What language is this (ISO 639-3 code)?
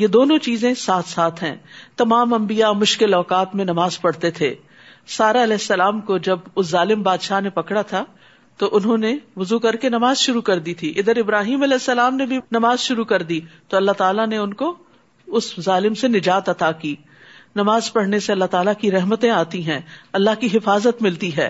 urd